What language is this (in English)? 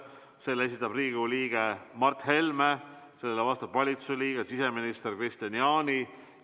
Estonian